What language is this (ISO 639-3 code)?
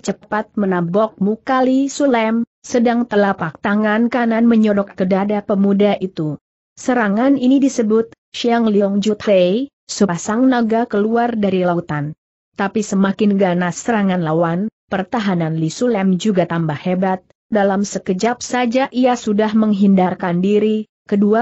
ind